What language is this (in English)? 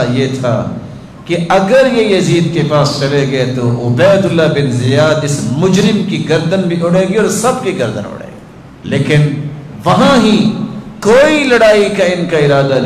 Arabic